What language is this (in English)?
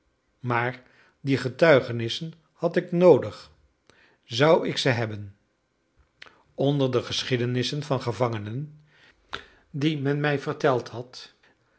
Dutch